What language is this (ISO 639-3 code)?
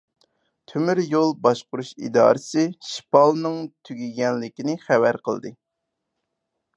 uig